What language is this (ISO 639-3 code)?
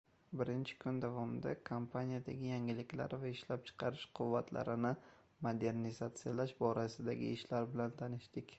uzb